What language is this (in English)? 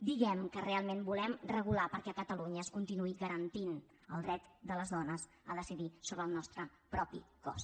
Catalan